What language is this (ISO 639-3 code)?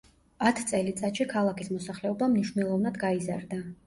kat